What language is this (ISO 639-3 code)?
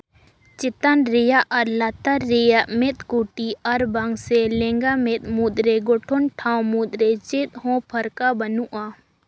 sat